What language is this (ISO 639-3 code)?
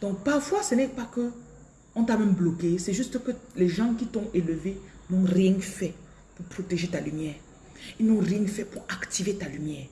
fra